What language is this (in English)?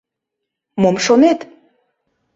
Mari